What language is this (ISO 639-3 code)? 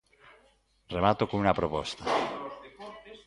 glg